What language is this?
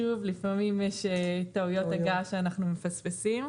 Hebrew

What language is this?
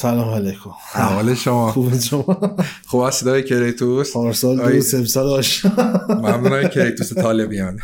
Persian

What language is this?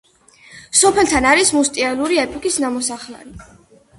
Georgian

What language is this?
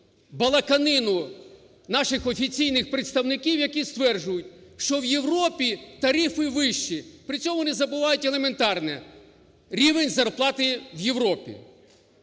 Ukrainian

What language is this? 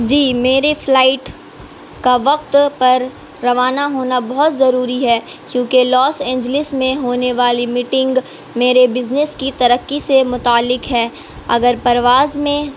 Urdu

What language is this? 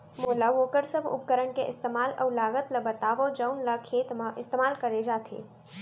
Chhattisgarhi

